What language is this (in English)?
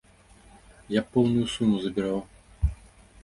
Belarusian